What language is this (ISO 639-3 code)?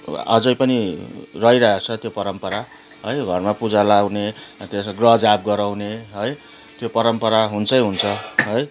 nep